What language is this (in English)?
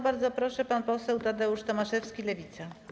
Polish